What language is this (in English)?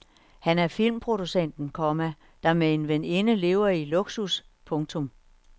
Danish